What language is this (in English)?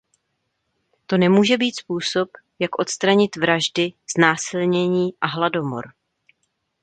Czech